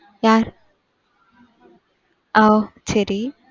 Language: Tamil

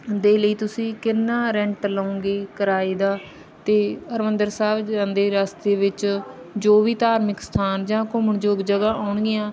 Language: Punjabi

